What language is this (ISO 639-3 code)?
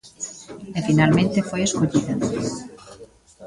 glg